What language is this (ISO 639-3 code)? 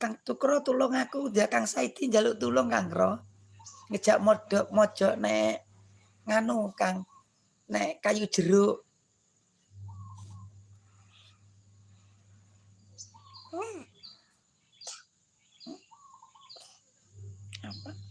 ind